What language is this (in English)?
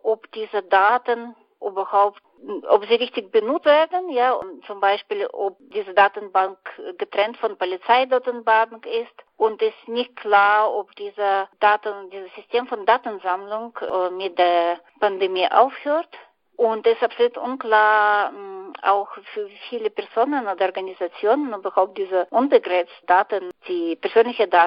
German